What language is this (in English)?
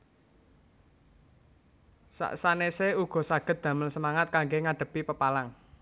Javanese